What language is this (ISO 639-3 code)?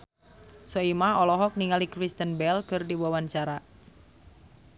sun